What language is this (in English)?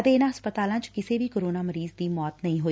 Punjabi